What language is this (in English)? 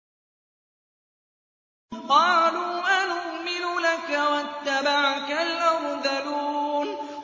Arabic